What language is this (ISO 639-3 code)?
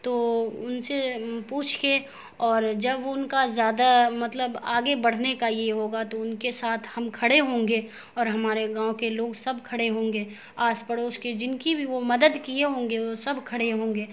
urd